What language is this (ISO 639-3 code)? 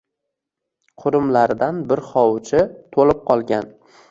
uzb